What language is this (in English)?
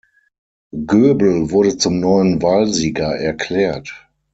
German